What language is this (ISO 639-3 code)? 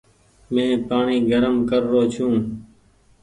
gig